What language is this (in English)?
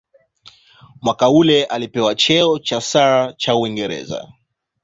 Swahili